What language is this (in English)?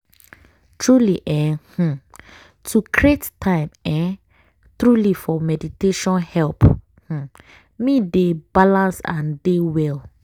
Nigerian Pidgin